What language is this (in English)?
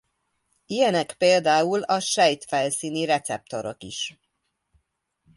Hungarian